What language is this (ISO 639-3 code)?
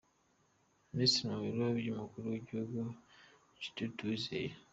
kin